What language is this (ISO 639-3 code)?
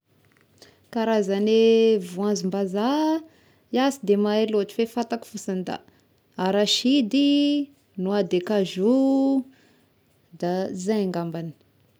tkg